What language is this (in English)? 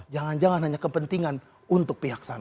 Indonesian